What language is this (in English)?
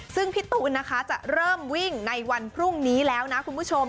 Thai